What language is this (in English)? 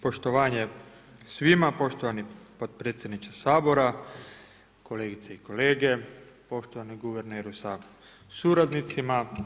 Croatian